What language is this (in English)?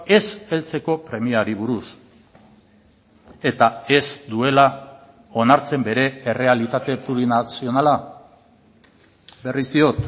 Basque